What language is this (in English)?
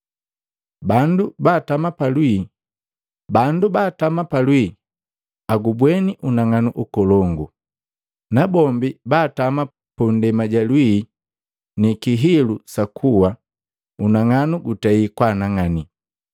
Matengo